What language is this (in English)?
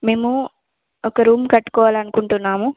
Telugu